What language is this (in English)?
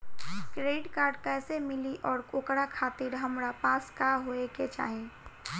Bhojpuri